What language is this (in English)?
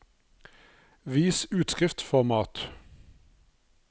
Norwegian